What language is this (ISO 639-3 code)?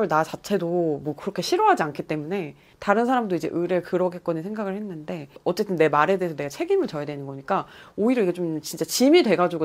kor